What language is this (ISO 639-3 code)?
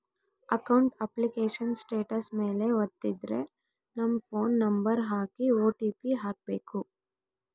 kan